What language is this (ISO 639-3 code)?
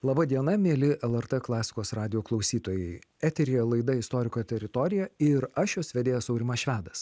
lit